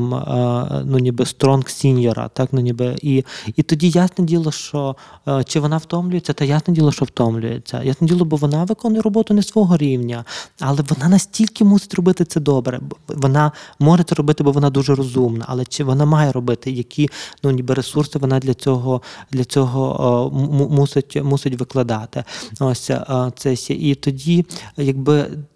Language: Ukrainian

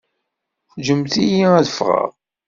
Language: Kabyle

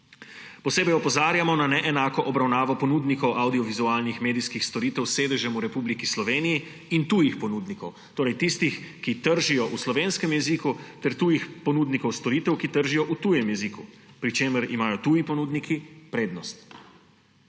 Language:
Slovenian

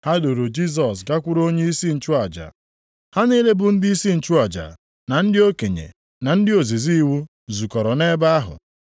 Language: Igbo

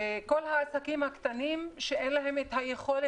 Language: Hebrew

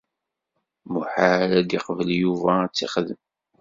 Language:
Kabyle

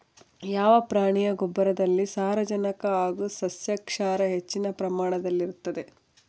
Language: Kannada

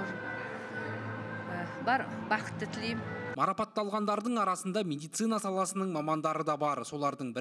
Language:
Turkish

